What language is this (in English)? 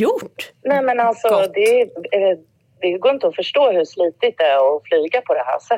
Swedish